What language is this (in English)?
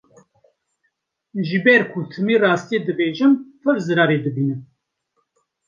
Kurdish